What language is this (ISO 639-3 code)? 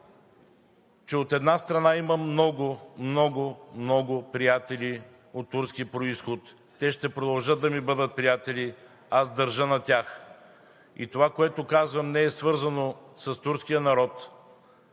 bul